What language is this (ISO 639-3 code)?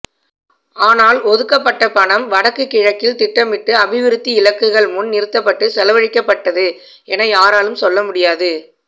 tam